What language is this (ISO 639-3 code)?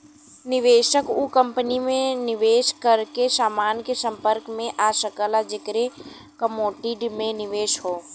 bho